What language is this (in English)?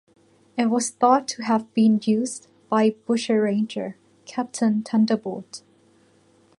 English